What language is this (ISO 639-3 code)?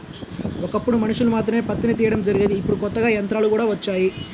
tel